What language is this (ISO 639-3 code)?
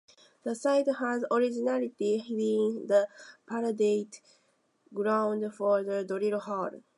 eng